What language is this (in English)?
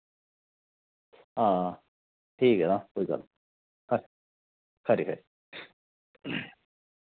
Dogri